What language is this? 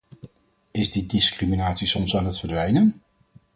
Dutch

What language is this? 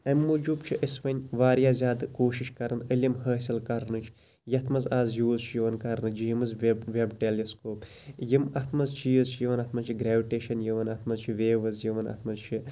Kashmiri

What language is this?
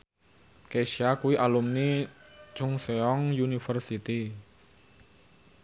Javanese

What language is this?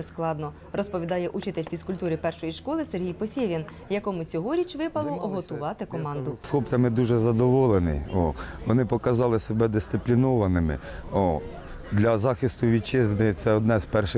Ukrainian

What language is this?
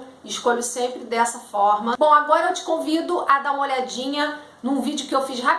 Portuguese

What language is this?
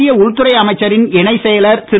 Tamil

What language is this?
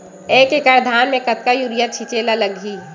Chhattisgarhi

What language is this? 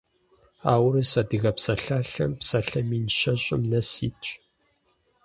Kabardian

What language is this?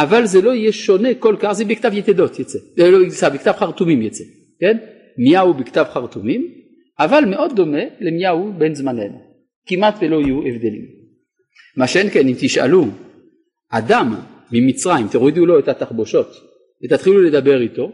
Hebrew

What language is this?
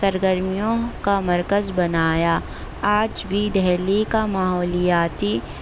Urdu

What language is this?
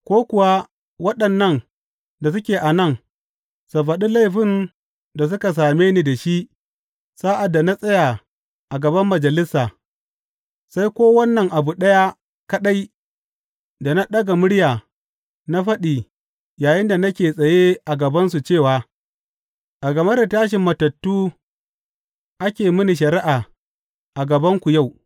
Hausa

